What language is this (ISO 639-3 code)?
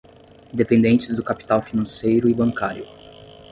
por